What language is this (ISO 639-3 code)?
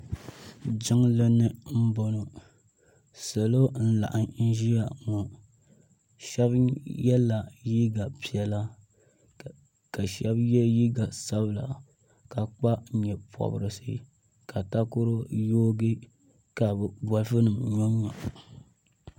dag